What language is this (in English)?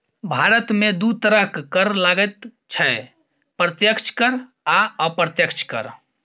Maithili